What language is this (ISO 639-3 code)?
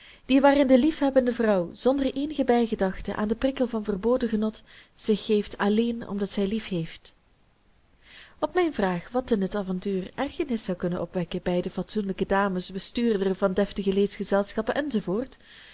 nld